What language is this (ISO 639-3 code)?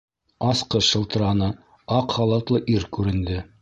bak